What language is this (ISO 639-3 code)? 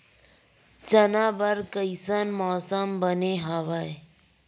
hne